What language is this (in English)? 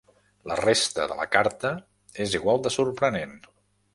Catalan